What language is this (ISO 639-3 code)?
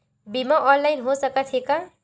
hne